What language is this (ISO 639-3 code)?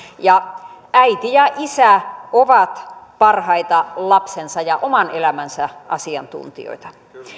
fin